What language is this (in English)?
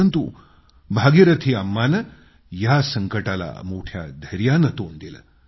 Marathi